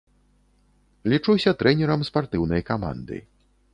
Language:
Belarusian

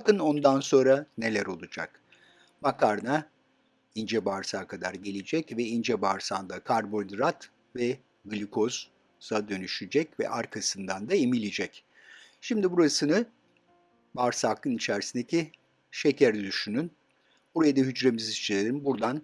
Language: Turkish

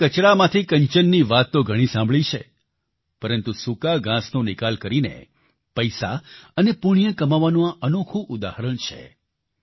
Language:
Gujarati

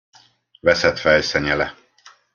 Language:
Hungarian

